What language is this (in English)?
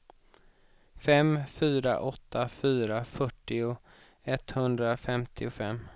Swedish